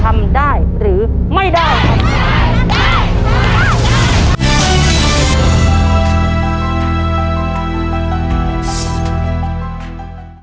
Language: Thai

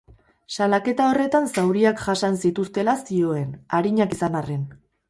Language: Basque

